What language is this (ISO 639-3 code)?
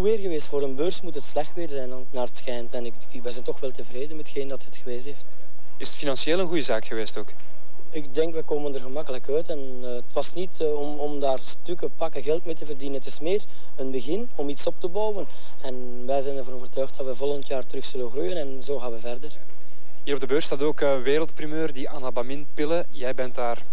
nld